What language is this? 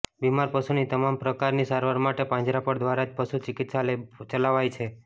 Gujarati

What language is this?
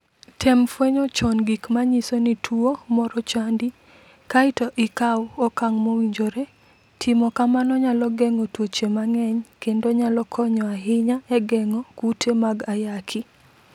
Luo (Kenya and Tanzania)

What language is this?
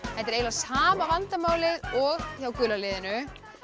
Icelandic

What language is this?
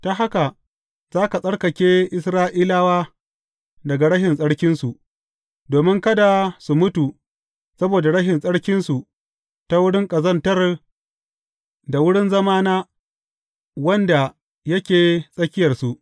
Hausa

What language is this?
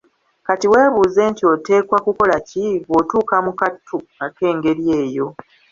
Ganda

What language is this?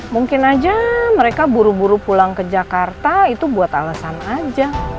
Indonesian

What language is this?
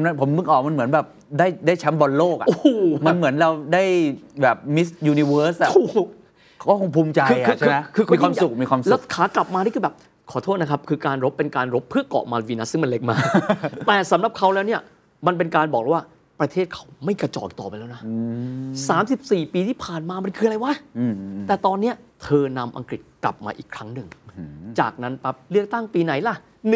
Thai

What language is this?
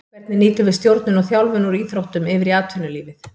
Icelandic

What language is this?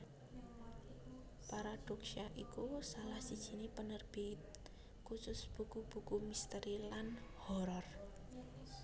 Javanese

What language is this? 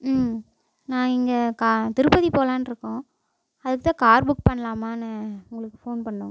Tamil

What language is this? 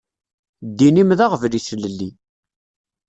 Kabyle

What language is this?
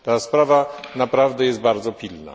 Polish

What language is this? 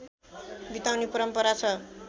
Nepali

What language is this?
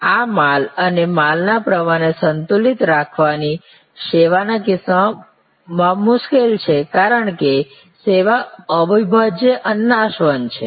Gujarati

